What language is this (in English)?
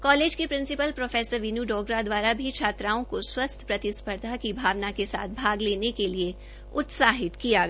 Hindi